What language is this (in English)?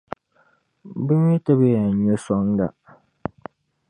Dagbani